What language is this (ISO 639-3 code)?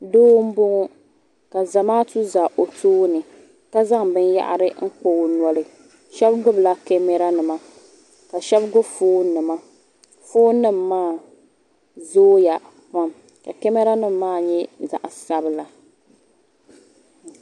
dag